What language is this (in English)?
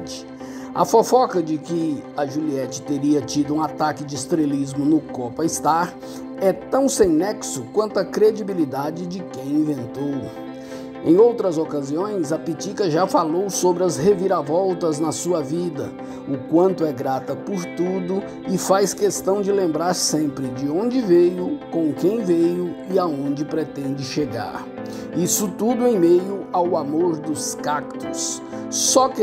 Portuguese